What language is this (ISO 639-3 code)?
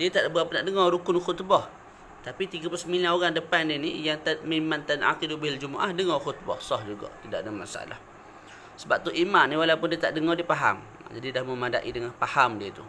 msa